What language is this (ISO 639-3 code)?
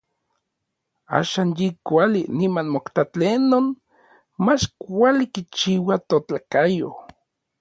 nlv